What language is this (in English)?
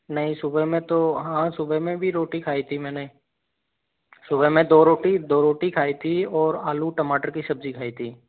Hindi